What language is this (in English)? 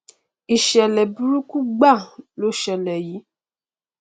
Yoruba